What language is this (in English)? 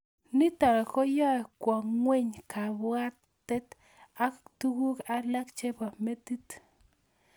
Kalenjin